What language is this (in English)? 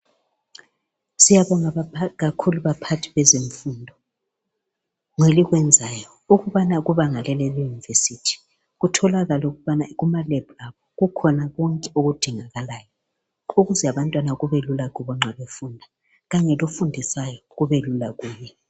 North Ndebele